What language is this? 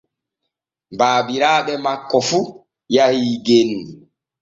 Borgu Fulfulde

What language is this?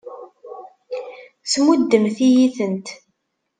Kabyle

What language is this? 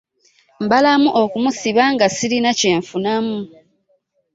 Ganda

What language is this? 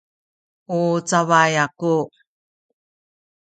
Sakizaya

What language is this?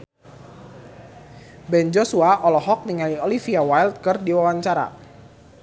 Sundanese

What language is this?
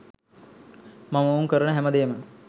Sinhala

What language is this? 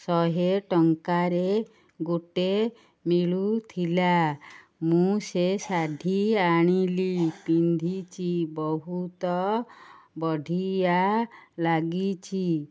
Odia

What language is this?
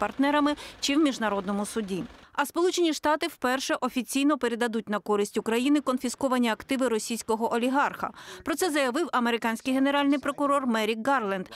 Ukrainian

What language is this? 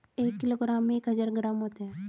Hindi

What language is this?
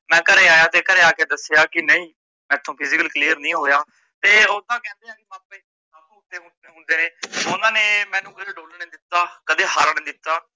Punjabi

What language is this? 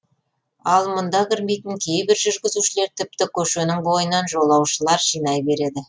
Kazakh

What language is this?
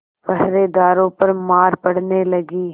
Hindi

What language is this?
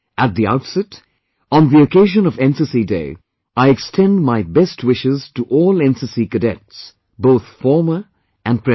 English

